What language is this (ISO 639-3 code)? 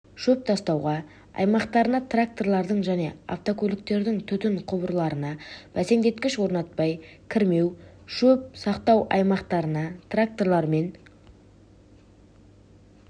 kaz